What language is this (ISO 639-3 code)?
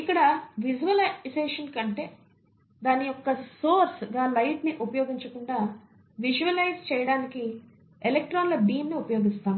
tel